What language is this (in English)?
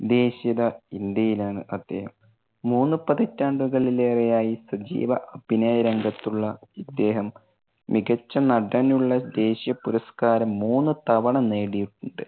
Malayalam